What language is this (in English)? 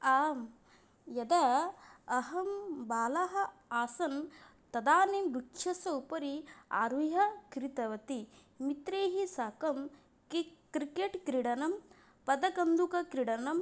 Sanskrit